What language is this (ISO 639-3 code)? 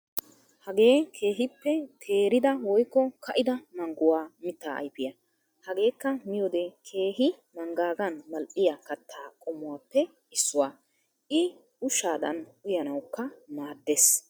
wal